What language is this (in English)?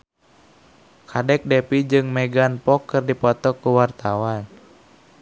Sundanese